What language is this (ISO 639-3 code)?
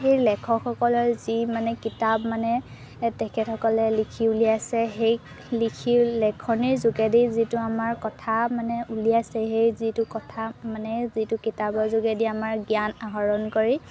asm